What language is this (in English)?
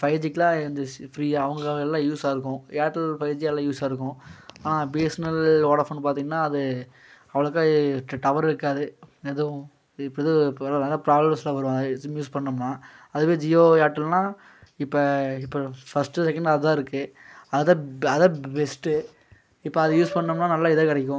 Tamil